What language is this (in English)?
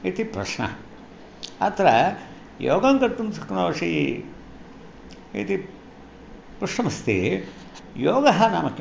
Sanskrit